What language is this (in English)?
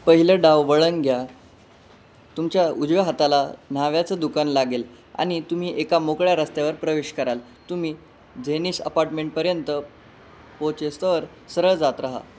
Marathi